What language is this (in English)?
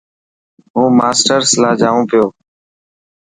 Dhatki